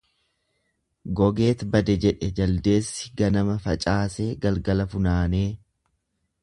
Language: Oromo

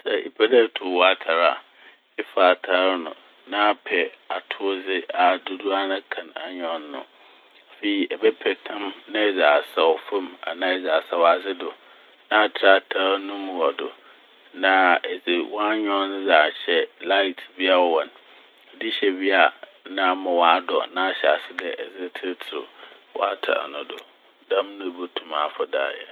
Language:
Akan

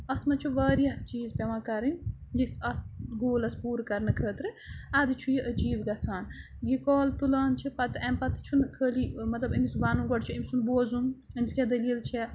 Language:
Kashmiri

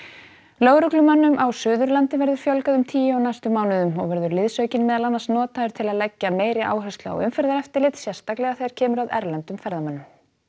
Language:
Icelandic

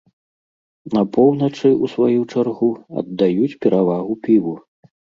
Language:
Belarusian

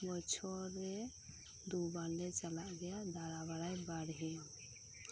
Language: Santali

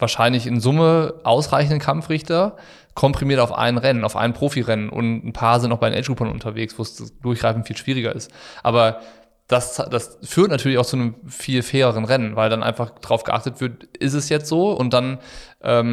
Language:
German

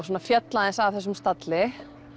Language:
Icelandic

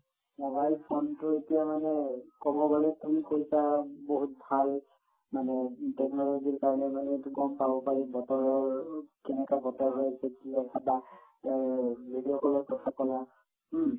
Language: Assamese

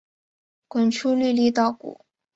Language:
Chinese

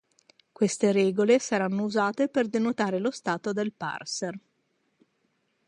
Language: Italian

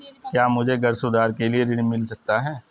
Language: Hindi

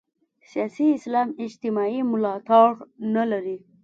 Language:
Pashto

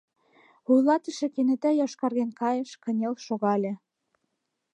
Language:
Mari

